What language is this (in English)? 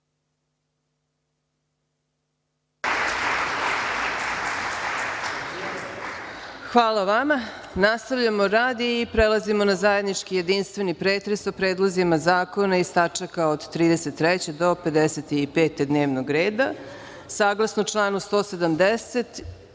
Serbian